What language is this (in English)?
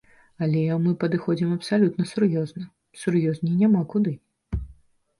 Belarusian